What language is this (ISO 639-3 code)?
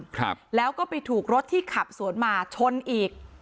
tha